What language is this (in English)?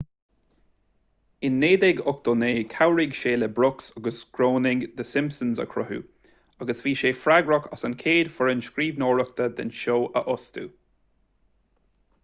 Irish